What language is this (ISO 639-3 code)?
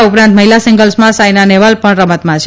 guj